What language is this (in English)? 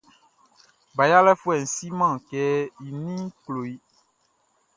Baoulé